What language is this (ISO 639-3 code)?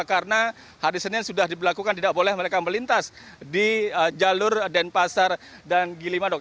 ind